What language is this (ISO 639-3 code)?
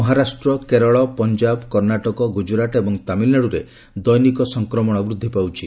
ori